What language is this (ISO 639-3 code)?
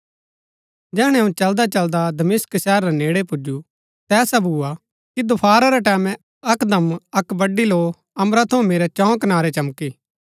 gbk